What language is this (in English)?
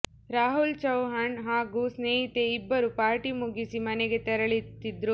Kannada